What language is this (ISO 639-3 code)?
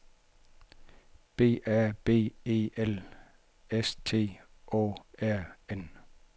dan